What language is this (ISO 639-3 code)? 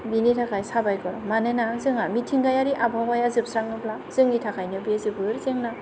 brx